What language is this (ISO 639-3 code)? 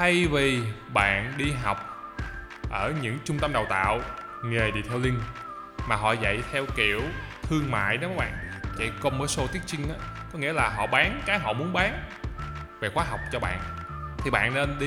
vie